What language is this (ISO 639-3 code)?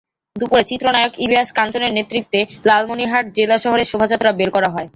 ben